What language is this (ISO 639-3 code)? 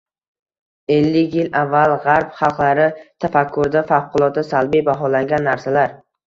uzb